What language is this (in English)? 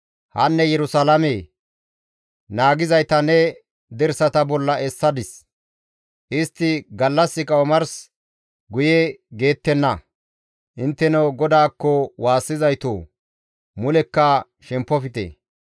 Gamo